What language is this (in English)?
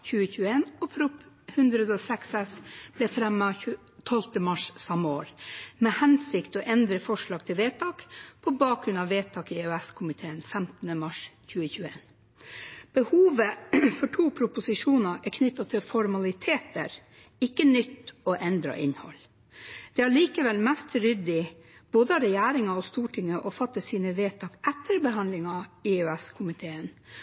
Norwegian Bokmål